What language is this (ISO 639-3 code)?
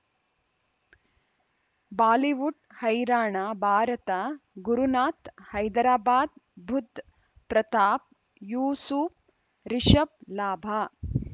kan